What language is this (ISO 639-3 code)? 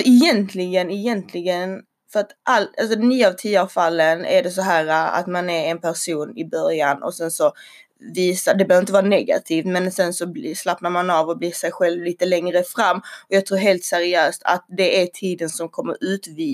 swe